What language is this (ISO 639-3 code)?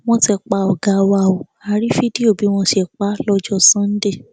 yor